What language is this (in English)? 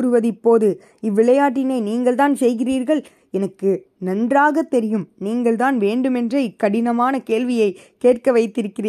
Tamil